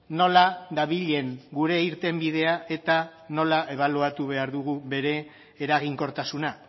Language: Basque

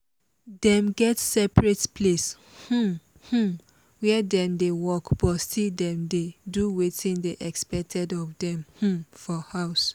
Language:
Nigerian Pidgin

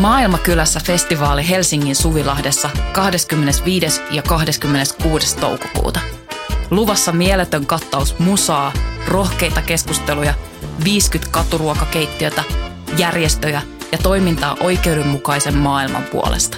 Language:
Finnish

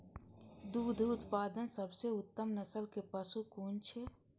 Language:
Maithili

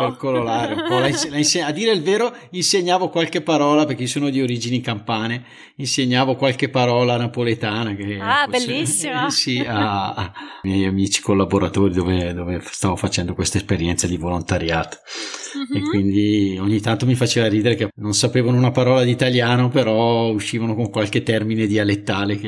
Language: Italian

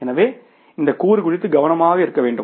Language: Tamil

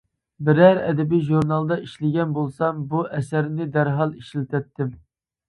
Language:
Uyghur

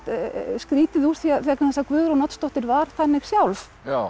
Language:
Icelandic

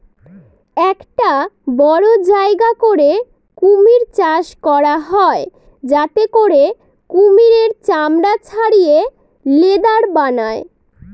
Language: Bangla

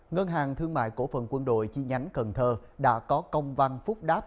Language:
Vietnamese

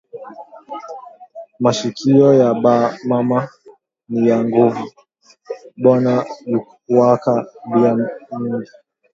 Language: Swahili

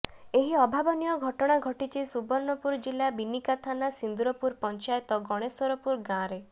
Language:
Odia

